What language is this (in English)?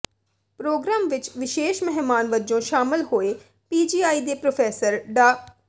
Punjabi